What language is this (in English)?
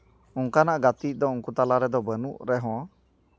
Santali